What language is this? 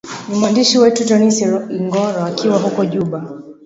Swahili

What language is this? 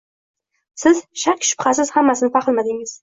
Uzbek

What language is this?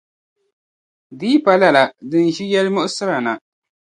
Dagbani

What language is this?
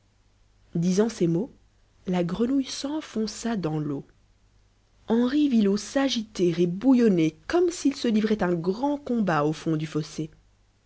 French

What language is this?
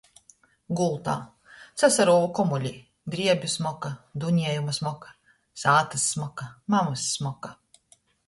Latgalian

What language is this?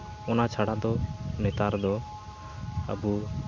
Santali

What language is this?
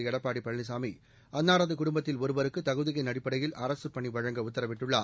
Tamil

